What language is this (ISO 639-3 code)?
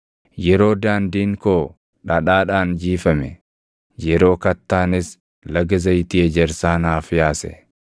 orm